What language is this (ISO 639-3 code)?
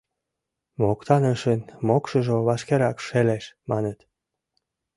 chm